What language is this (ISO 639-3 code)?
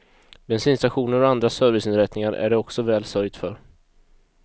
swe